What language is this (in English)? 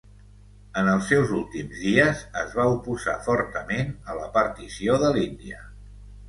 Catalan